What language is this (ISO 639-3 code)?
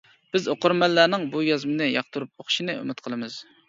uig